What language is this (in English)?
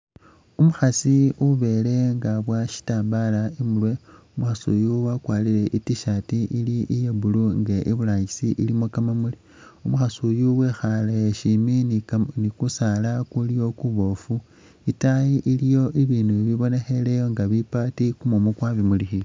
Masaaba